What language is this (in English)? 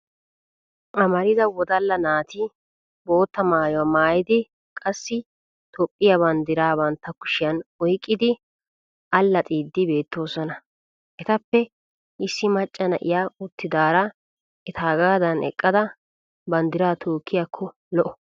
Wolaytta